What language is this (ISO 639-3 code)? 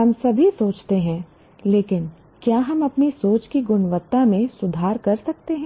hin